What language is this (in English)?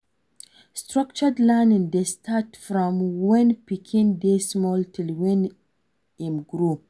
Nigerian Pidgin